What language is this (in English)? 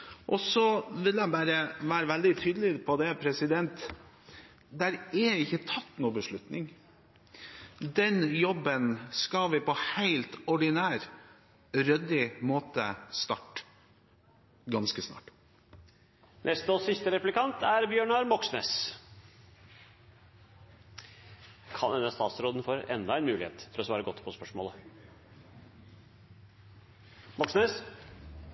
Norwegian